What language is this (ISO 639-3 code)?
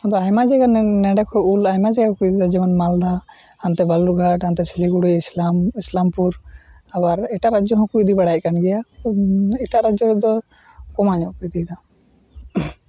sat